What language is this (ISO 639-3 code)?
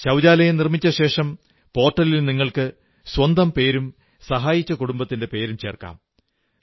mal